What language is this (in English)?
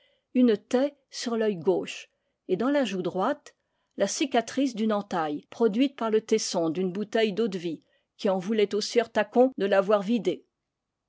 French